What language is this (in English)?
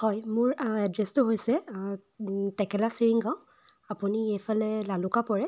Assamese